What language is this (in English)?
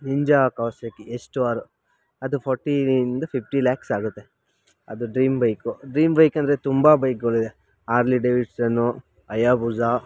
Kannada